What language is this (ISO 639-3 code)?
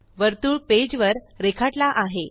mar